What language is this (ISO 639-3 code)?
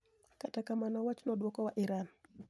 luo